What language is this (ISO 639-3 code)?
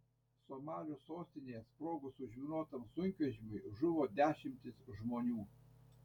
lit